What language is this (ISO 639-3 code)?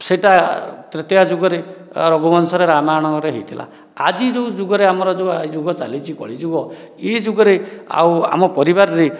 ori